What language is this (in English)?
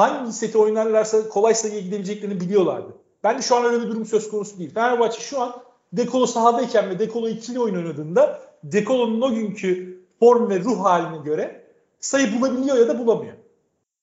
Turkish